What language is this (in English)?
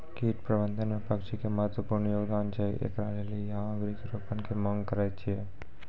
Maithili